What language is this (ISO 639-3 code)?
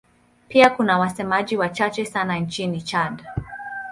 swa